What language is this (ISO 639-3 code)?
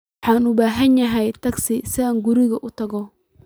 som